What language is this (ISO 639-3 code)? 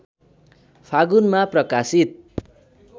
nep